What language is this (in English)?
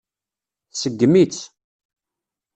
Kabyle